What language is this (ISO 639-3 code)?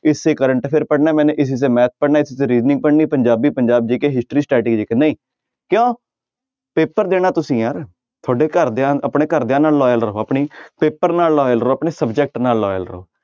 pan